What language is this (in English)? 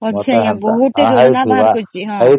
Odia